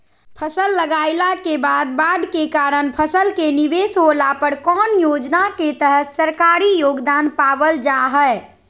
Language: Magahi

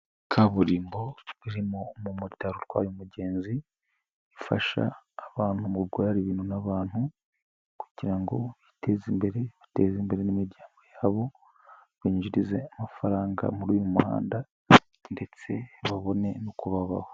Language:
Kinyarwanda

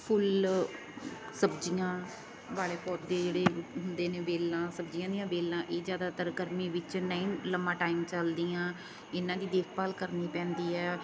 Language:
Punjabi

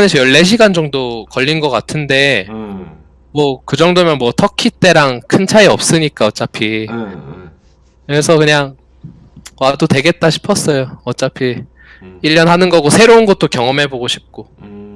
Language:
Korean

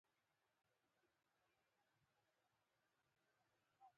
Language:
Pashto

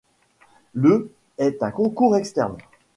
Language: French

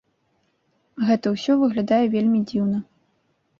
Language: Belarusian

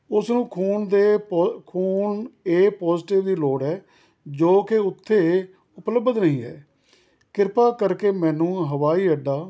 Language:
Punjabi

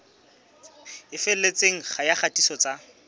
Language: Southern Sotho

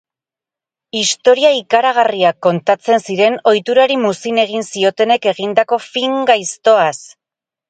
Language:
Basque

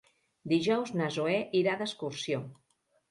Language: Catalan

